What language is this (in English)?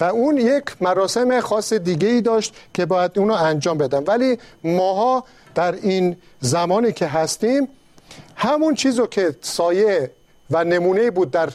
Persian